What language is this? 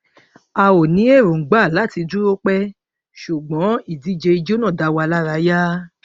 Yoruba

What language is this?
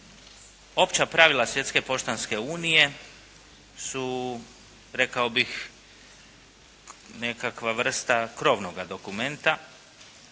Croatian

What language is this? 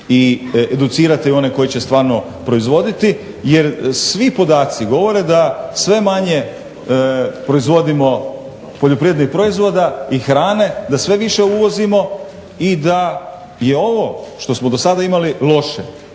Croatian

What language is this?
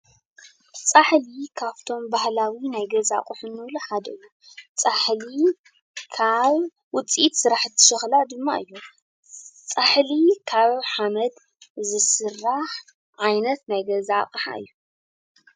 Tigrinya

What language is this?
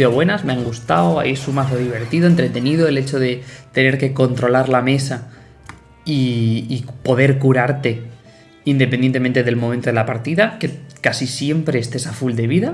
Spanish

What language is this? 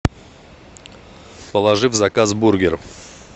Russian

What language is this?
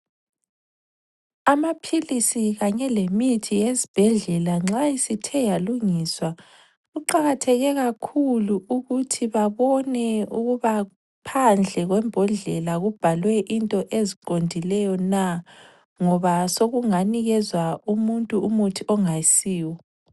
North Ndebele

